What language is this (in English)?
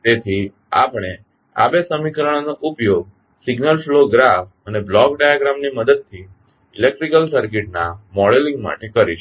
Gujarati